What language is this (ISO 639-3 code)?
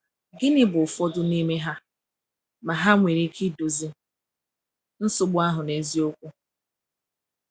ibo